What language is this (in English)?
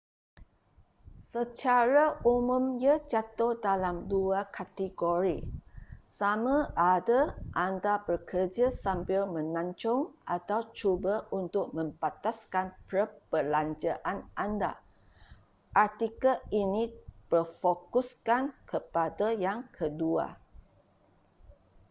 Malay